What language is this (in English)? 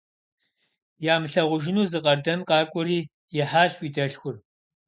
Kabardian